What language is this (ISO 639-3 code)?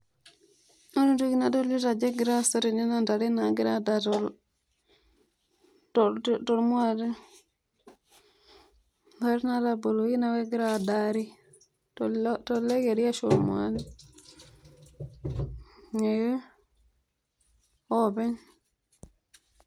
mas